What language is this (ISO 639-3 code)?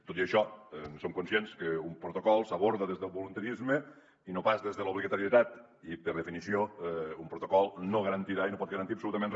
cat